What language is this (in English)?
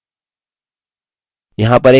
Hindi